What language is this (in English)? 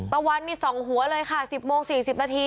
Thai